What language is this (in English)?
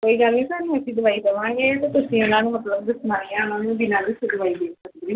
Punjabi